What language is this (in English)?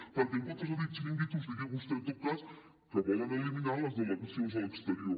Catalan